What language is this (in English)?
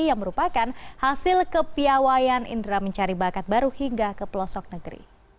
Indonesian